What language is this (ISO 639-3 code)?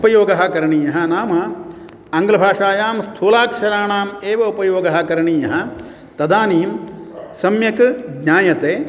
san